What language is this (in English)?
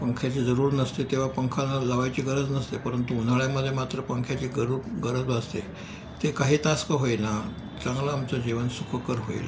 Marathi